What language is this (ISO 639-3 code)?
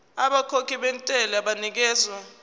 zul